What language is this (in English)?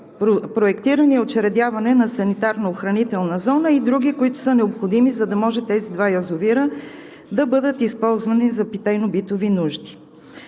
Bulgarian